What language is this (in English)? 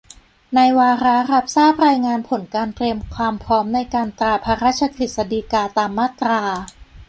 Thai